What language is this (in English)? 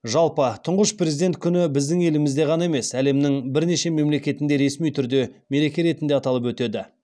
Kazakh